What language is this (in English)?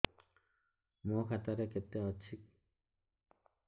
Odia